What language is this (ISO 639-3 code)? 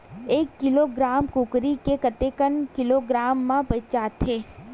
hne